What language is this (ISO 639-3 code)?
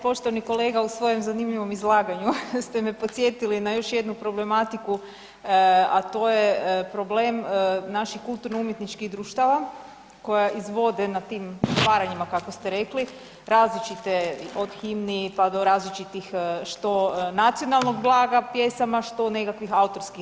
hrv